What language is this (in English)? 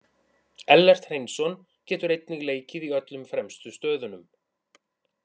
Icelandic